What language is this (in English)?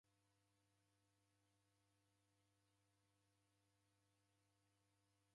Taita